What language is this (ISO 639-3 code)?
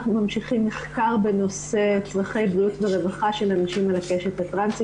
heb